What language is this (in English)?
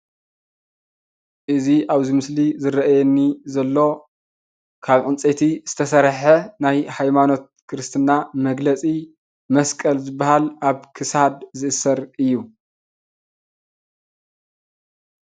Tigrinya